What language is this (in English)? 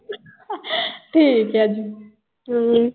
Punjabi